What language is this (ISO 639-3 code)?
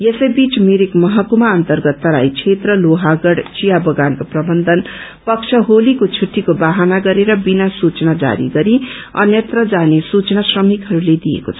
nep